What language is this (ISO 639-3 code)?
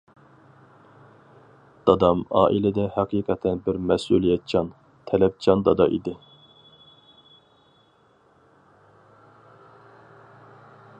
uig